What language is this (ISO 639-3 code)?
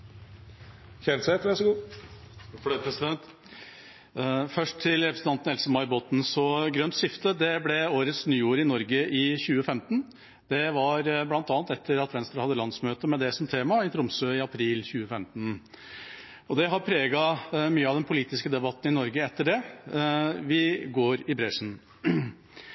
nob